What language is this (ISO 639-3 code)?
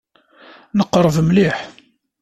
kab